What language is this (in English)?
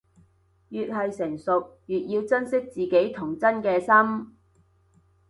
Cantonese